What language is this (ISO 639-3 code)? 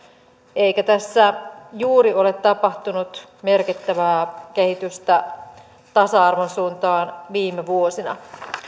fin